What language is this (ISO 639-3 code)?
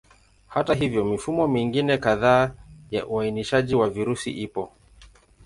swa